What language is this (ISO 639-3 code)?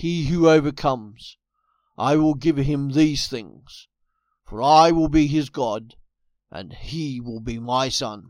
eng